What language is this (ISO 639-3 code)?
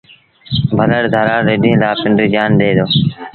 sbn